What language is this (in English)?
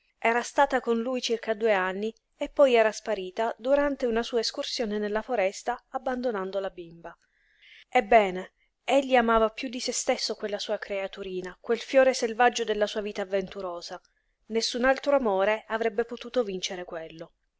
Italian